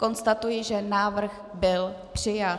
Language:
Czech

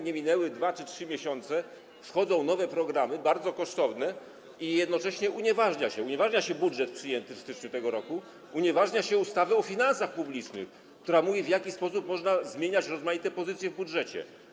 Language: Polish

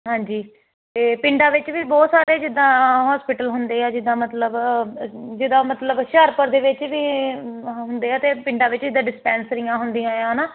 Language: Punjabi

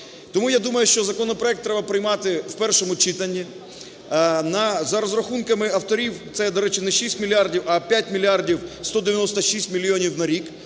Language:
Ukrainian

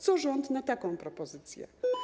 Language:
Polish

